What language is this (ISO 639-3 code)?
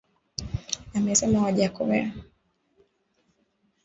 swa